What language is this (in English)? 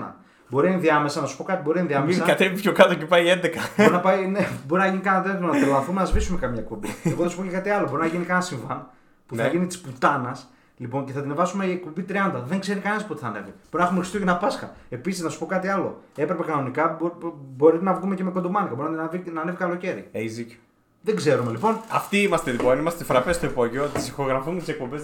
Greek